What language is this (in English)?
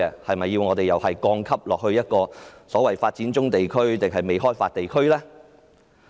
Cantonese